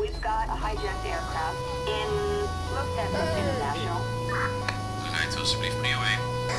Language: Dutch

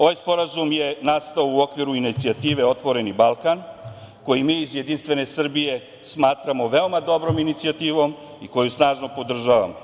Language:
Serbian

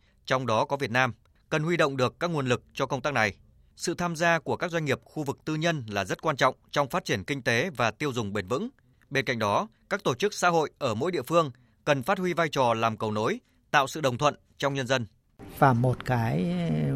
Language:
Vietnamese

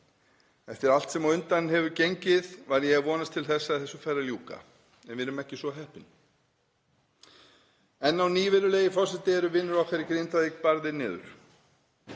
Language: Icelandic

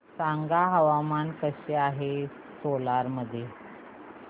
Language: Marathi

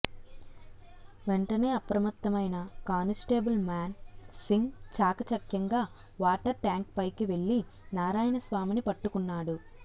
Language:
Telugu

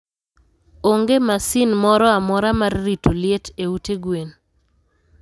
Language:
Luo (Kenya and Tanzania)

